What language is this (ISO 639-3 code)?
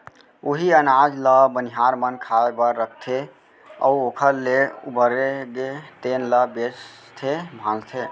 hne